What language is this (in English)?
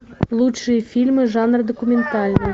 Russian